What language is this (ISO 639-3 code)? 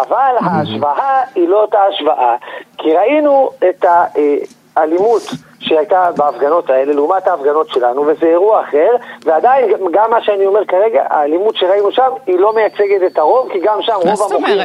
heb